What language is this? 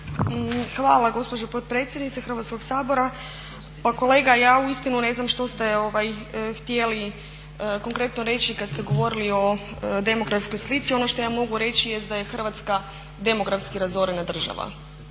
Croatian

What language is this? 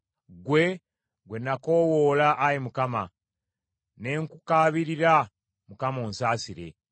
Ganda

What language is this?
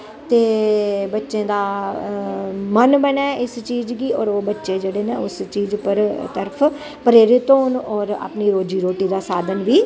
Dogri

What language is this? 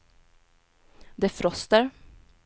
Swedish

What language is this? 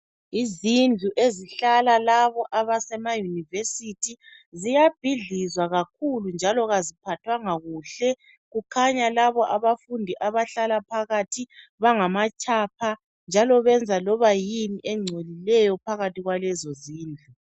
North Ndebele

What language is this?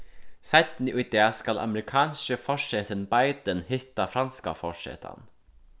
Faroese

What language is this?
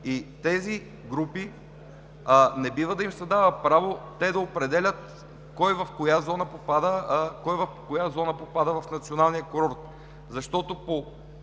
Bulgarian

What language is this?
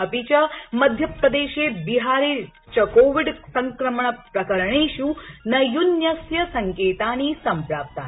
Sanskrit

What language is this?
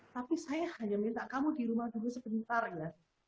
Indonesian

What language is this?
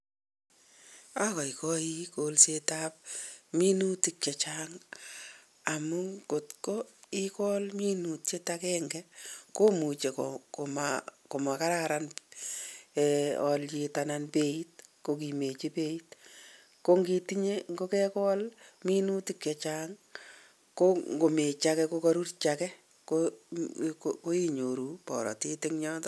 Kalenjin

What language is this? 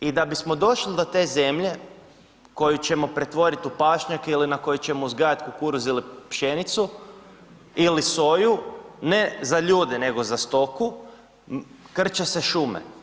Croatian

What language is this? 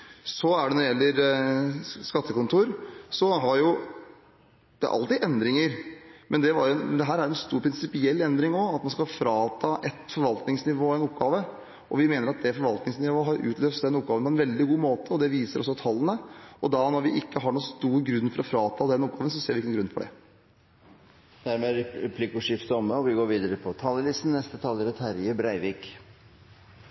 Norwegian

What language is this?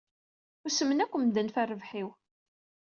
Kabyle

